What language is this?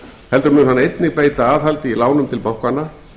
Icelandic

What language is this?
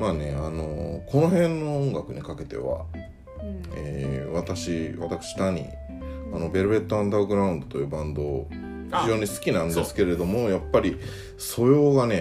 Japanese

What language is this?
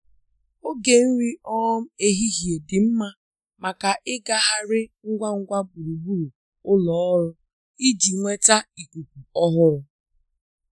Igbo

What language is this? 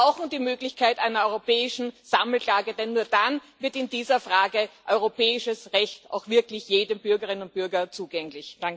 German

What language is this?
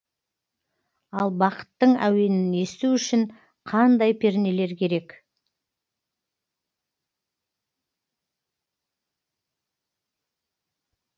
Kazakh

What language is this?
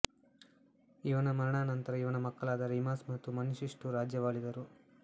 Kannada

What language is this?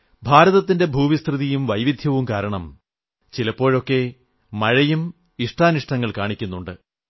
Malayalam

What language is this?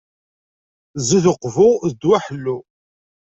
Kabyle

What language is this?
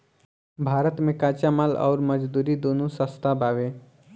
Bhojpuri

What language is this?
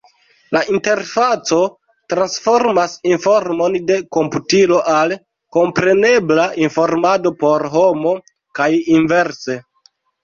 Esperanto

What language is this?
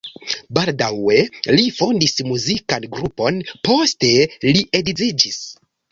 Esperanto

